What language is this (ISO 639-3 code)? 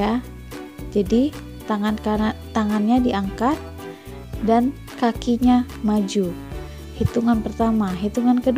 ind